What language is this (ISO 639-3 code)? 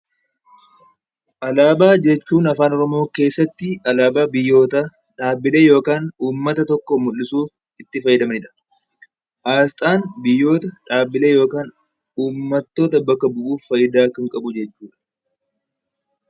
orm